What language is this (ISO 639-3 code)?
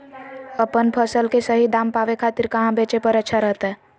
mag